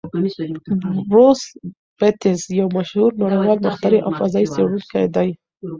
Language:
Pashto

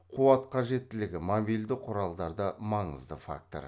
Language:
Kazakh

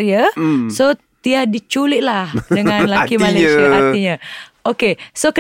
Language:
Malay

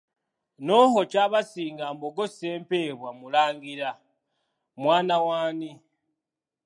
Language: Ganda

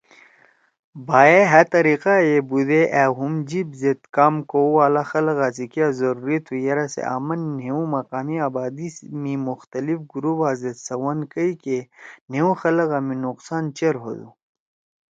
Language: Torwali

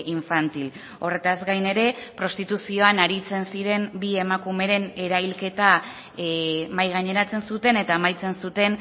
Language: Basque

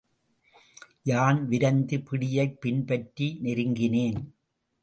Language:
Tamil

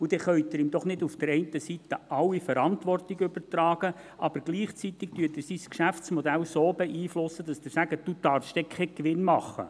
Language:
Swiss German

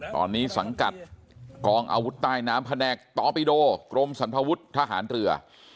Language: Thai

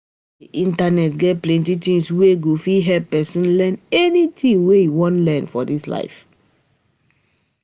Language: Nigerian Pidgin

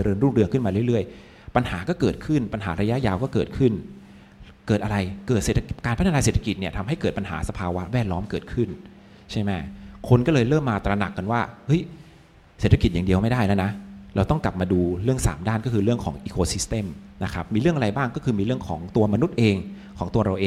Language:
Thai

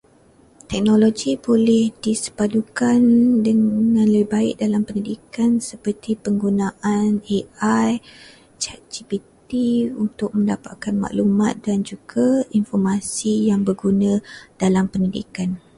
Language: Malay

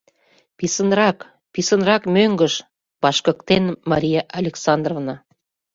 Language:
Mari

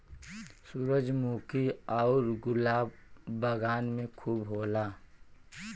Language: Bhojpuri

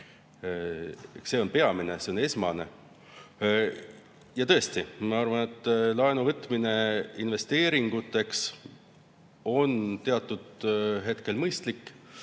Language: Estonian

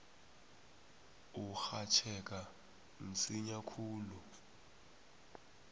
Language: South Ndebele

